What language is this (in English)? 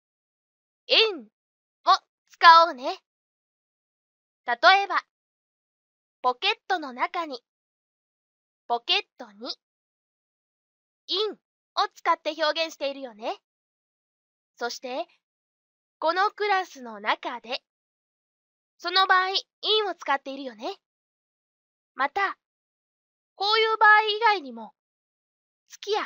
Japanese